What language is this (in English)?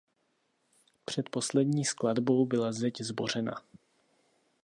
Czech